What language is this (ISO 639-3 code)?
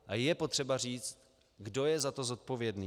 ces